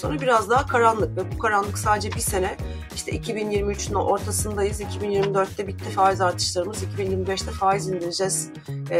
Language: Turkish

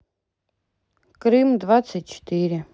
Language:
Russian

